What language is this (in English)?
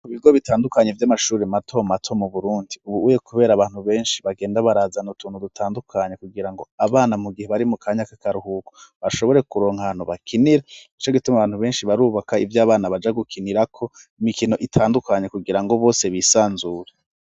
Rundi